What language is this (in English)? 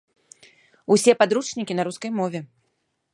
Belarusian